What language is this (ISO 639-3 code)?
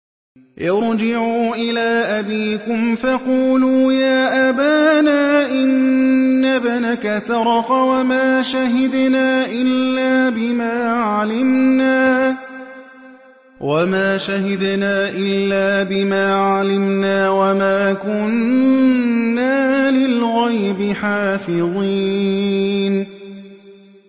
ara